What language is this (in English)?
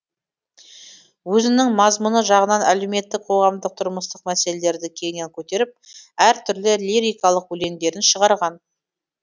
Kazakh